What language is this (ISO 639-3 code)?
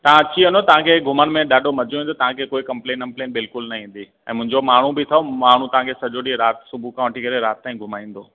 snd